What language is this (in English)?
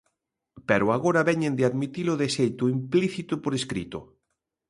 Galician